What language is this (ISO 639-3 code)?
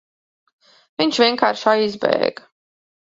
lav